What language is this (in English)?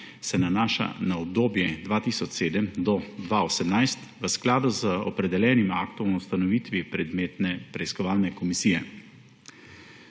Slovenian